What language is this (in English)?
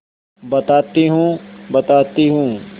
Hindi